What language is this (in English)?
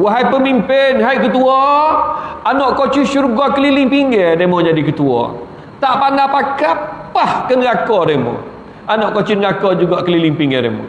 Malay